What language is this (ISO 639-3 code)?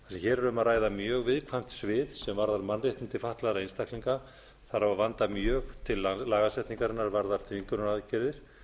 isl